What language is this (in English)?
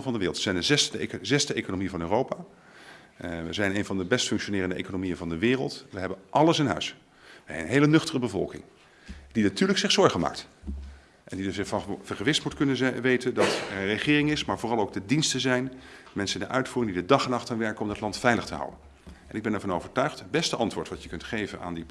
Dutch